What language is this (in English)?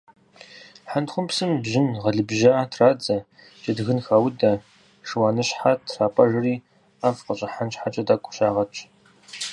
Kabardian